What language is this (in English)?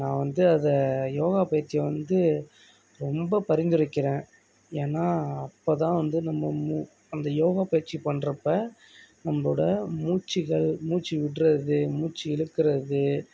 Tamil